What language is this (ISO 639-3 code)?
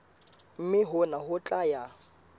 sot